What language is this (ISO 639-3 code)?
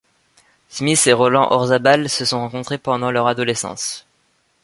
fra